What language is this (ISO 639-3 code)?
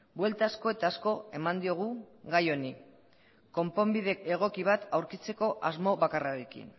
eus